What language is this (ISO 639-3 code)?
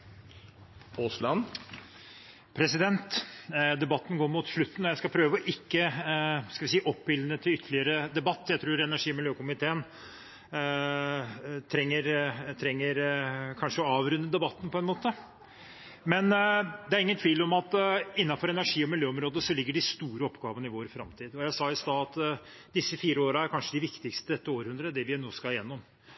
nor